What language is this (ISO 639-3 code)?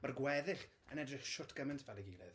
cym